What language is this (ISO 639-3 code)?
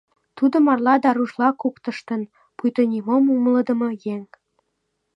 chm